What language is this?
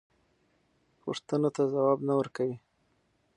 Pashto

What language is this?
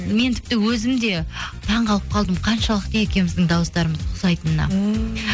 Kazakh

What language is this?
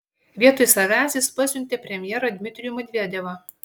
Lithuanian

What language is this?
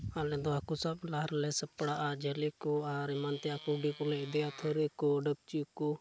Santali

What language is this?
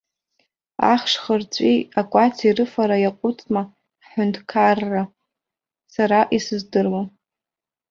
Abkhazian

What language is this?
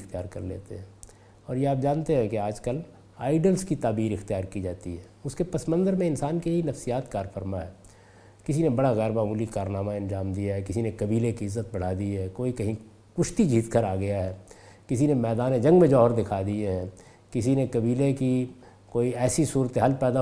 Urdu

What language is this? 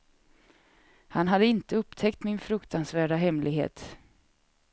Swedish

